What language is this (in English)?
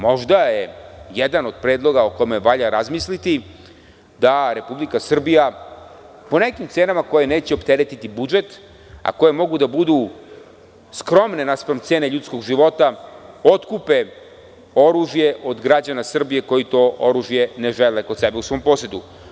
Serbian